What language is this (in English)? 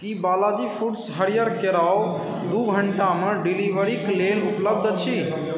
Maithili